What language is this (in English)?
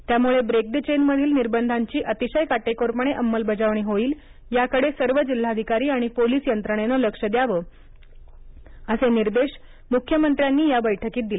Marathi